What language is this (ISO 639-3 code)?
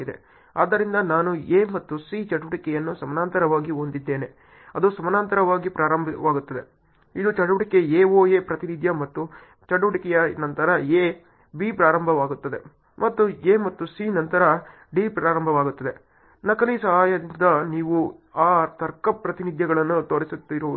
kan